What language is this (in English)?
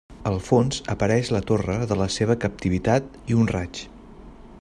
Catalan